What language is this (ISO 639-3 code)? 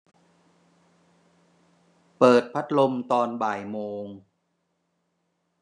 tha